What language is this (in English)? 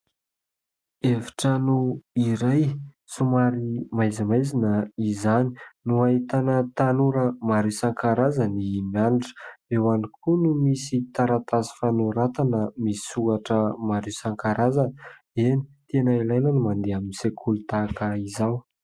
Malagasy